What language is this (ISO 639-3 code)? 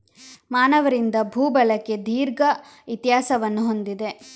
kan